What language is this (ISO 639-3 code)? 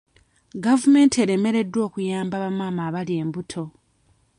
lug